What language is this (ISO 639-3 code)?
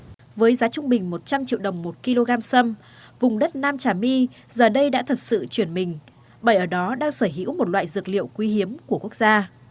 vie